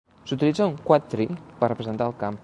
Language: Catalan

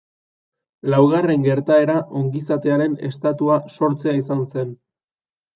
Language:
Basque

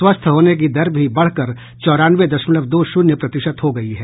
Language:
Hindi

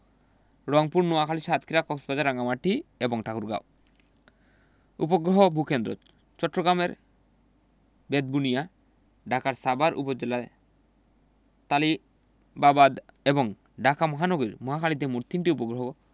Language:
Bangla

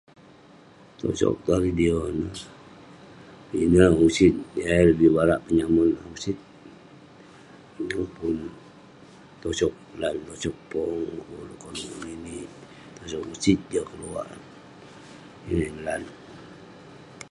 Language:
Western Penan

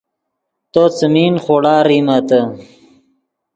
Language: Yidgha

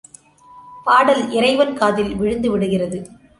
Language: Tamil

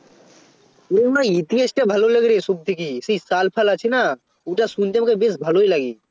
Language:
Bangla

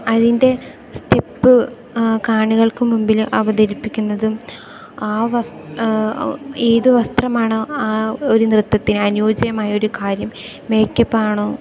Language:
Malayalam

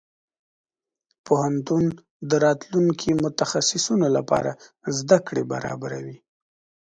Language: Pashto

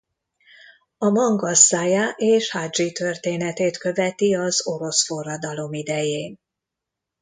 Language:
Hungarian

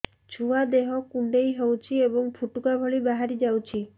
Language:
Odia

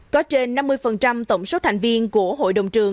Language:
Vietnamese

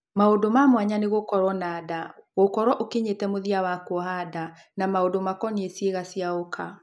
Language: Kikuyu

